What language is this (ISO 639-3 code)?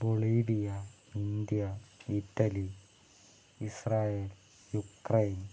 mal